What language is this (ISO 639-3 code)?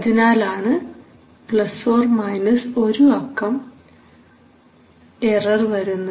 mal